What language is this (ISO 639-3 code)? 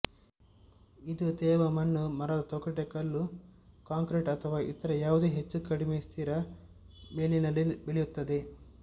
kan